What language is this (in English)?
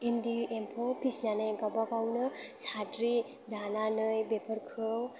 Bodo